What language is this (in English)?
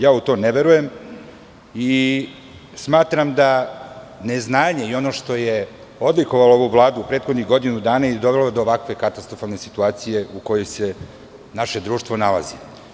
Serbian